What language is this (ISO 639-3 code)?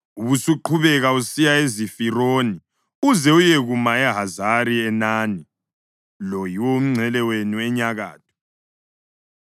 nde